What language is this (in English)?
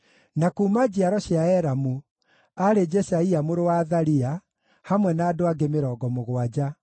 Kikuyu